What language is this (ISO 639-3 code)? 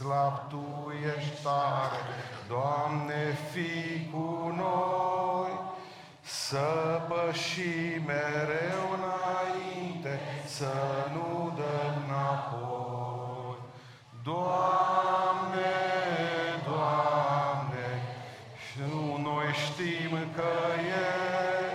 ron